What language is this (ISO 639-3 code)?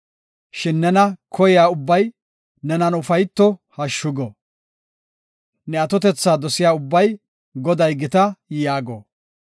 gof